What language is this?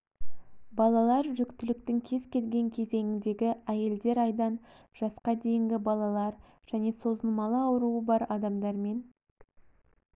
Kazakh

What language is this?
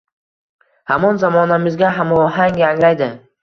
Uzbek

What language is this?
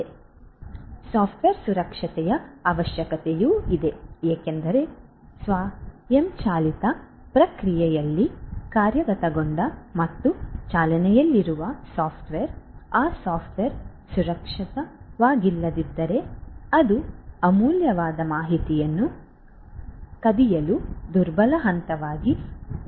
Kannada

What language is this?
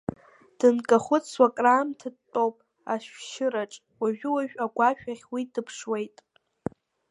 Abkhazian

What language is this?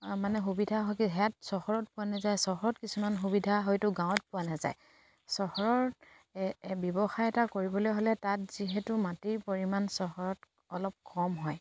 Assamese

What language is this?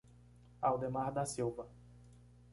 Portuguese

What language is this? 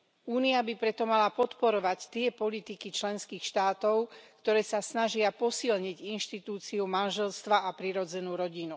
Slovak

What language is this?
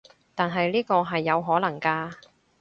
Cantonese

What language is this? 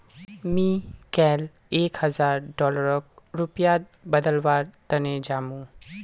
Magahi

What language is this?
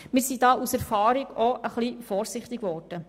Swiss German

